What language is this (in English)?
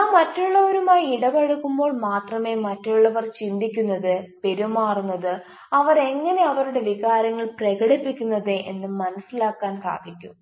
Malayalam